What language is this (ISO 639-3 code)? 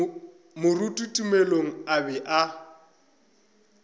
nso